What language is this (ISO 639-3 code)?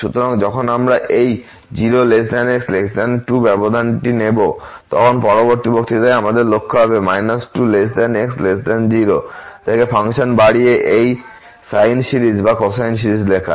ben